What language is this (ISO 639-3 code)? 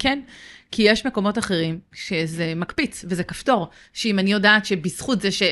heb